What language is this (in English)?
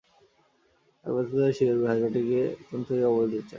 Bangla